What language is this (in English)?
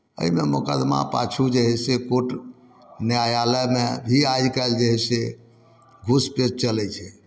Maithili